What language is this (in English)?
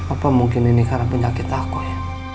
Indonesian